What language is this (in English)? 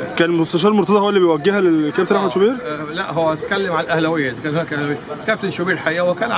Arabic